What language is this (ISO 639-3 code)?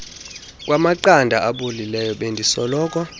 xho